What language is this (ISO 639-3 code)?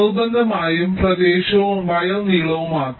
mal